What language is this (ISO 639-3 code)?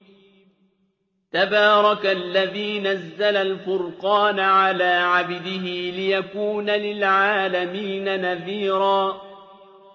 ara